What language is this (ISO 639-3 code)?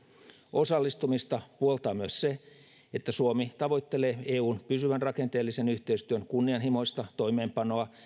fin